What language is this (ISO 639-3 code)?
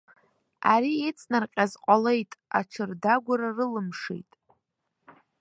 abk